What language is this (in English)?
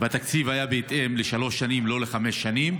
Hebrew